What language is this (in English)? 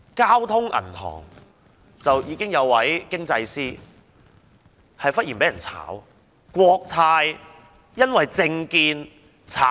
Cantonese